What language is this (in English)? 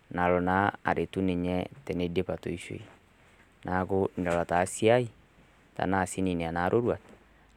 Masai